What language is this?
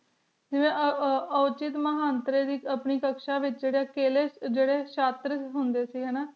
Punjabi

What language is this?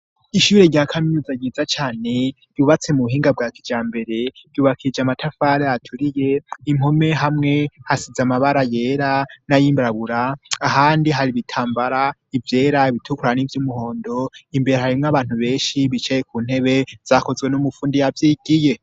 Rundi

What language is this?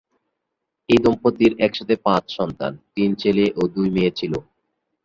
Bangla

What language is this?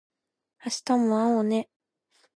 Japanese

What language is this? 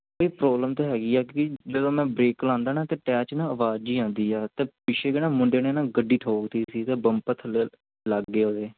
Punjabi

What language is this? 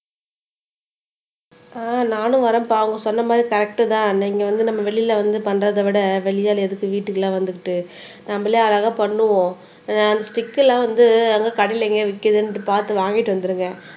Tamil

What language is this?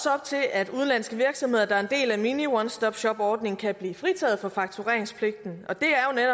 Danish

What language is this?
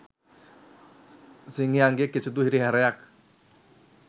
Sinhala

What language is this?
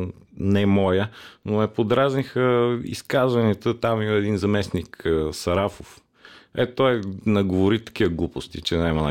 Bulgarian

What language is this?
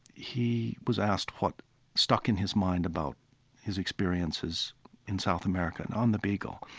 English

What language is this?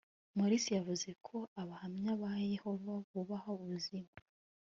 Kinyarwanda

